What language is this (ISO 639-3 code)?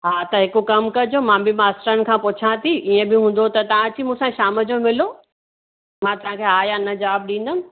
snd